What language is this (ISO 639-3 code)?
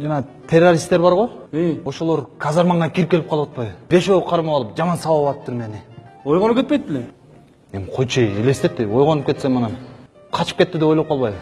tur